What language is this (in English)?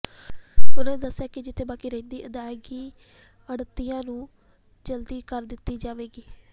Punjabi